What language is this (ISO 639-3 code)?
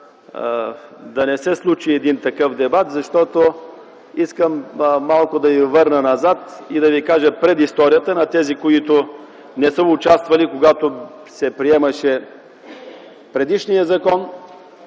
bul